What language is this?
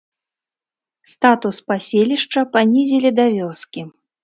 Belarusian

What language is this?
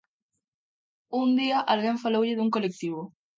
Galician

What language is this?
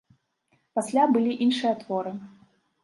Belarusian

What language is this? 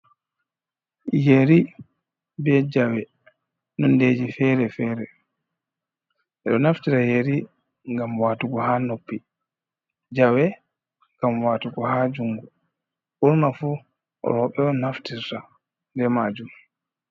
Fula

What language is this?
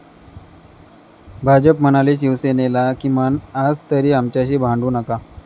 Marathi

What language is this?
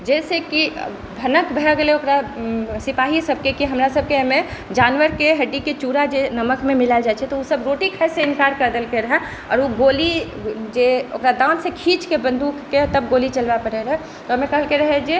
Maithili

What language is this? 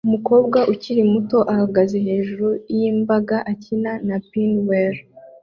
Kinyarwanda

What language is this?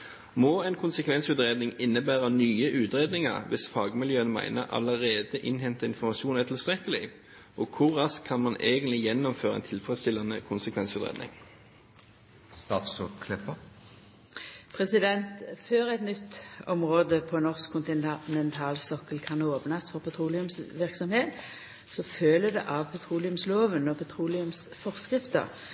Norwegian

